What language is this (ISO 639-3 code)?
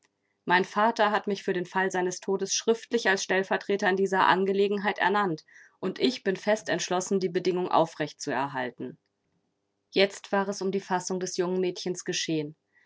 deu